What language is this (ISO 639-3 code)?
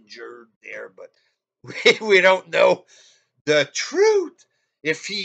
eng